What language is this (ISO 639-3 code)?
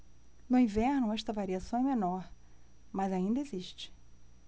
por